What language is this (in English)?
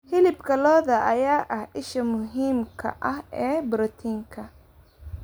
Somali